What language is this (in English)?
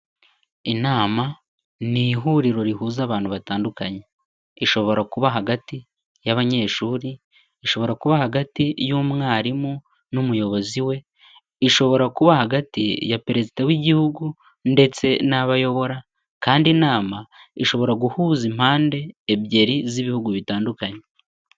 Kinyarwanda